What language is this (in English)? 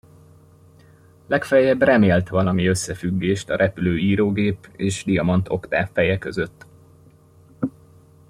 Hungarian